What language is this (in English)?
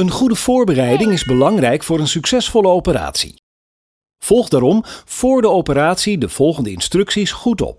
Dutch